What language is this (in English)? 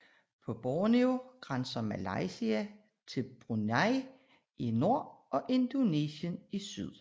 Danish